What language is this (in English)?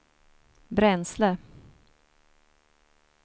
Swedish